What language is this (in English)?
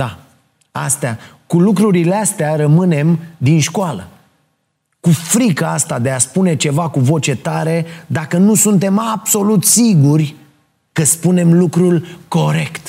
Romanian